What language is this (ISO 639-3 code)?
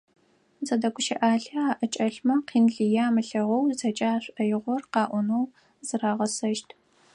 ady